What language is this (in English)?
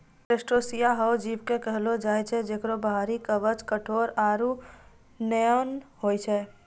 Maithili